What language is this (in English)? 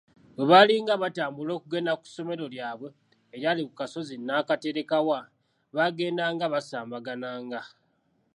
Ganda